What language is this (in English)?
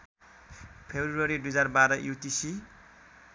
Nepali